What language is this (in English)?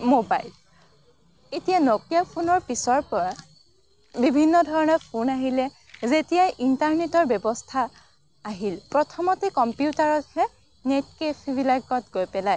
Assamese